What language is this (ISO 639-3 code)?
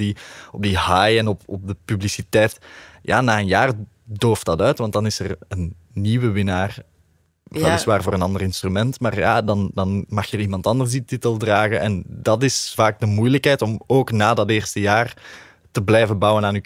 nld